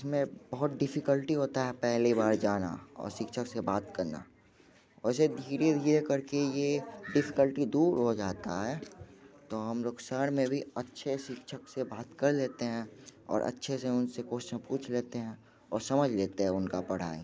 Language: Hindi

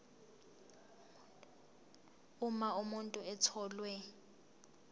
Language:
Zulu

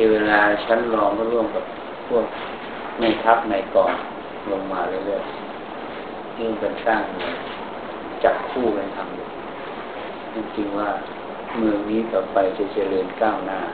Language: Thai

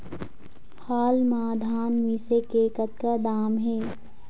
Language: Chhattisgarhi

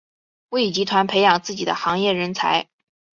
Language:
Chinese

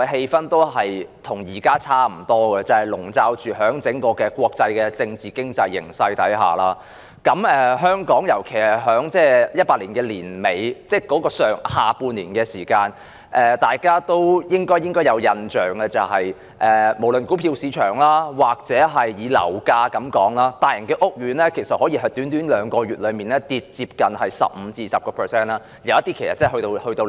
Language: Cantonese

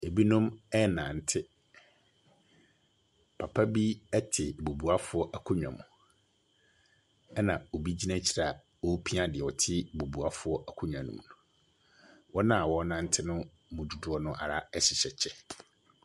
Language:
Akan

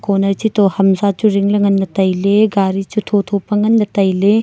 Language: Wancho Naga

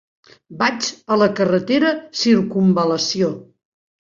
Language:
Catalan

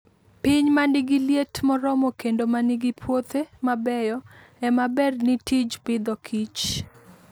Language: Luo (Kenya and Tanzania)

